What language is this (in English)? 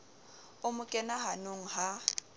Southern Sotho